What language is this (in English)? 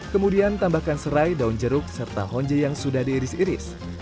Indonesian